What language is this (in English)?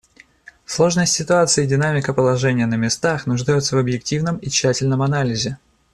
Russian